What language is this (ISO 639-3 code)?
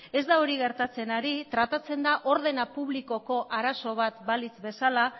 eus